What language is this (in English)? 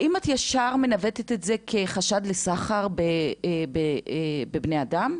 Hebrew